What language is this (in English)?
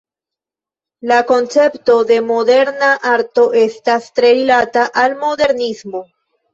Esperanto